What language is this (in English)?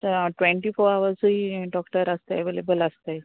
Konkani